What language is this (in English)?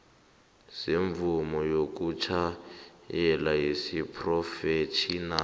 South Ndebele